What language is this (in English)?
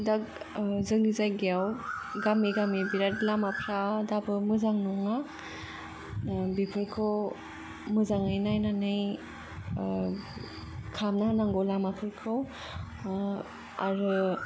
Bodo